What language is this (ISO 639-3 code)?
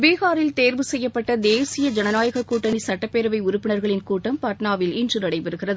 tam